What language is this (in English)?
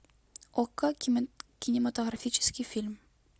Russian